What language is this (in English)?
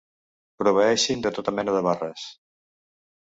Catalan